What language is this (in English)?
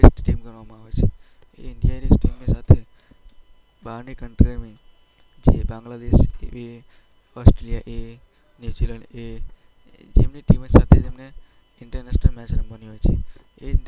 Gujarati